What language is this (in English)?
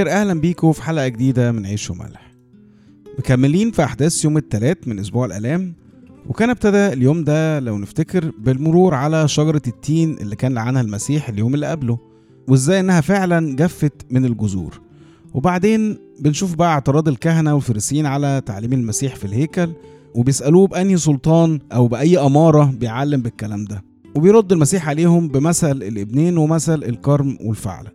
Arabic